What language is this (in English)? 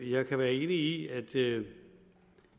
Danish